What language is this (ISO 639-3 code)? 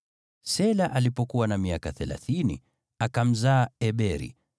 swa